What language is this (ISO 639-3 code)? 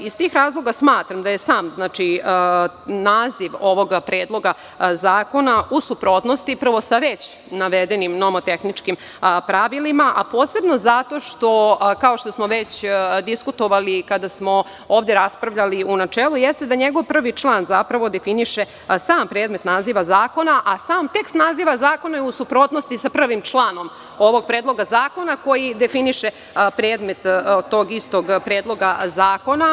srp